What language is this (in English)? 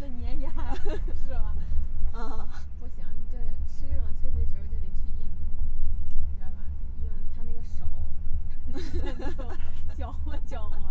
Chinese